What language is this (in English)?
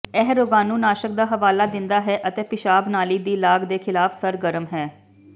Punjabi